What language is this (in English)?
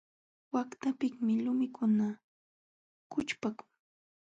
Jauja Wanca Quechua